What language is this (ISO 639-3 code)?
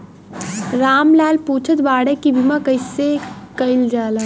bho